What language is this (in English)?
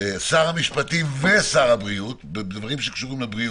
Hebrew